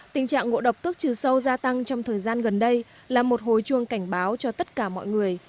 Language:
Vietnamese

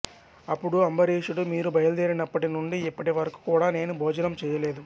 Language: Telugu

